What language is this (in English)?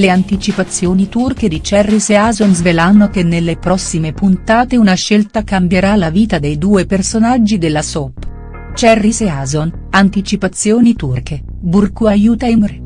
Italian